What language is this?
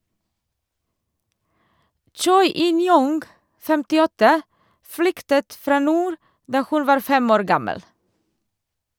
Norwegian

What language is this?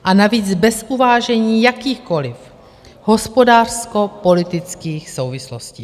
Czech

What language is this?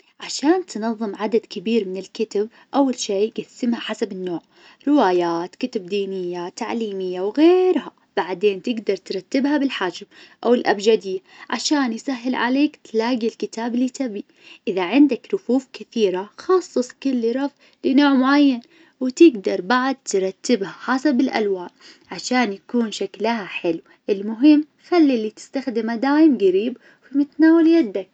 Najdi Arabic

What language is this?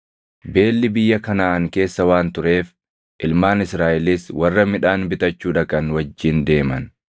Oromo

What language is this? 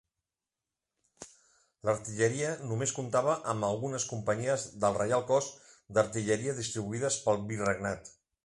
Catalan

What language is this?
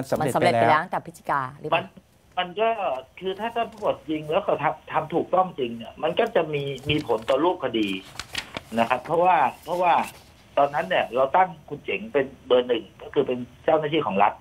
Thai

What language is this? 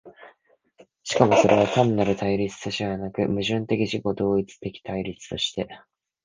Japanese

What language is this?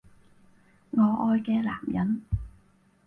Cantonese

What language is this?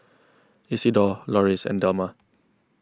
English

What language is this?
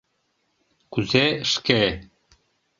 Mari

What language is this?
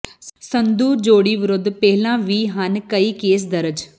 Punjabi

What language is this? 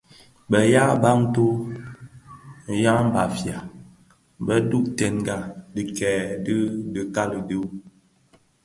Bafia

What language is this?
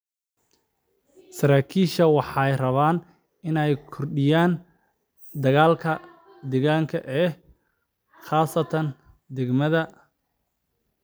Somali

